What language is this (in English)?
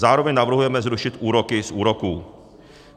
Czech